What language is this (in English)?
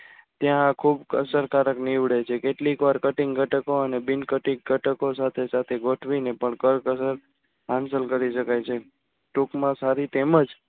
Gujarati